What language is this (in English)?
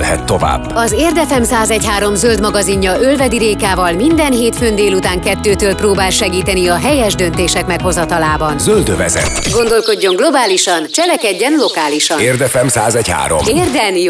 Hungarian